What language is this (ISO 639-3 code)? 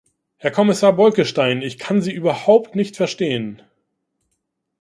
deu